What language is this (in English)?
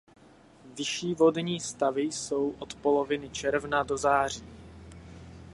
Czech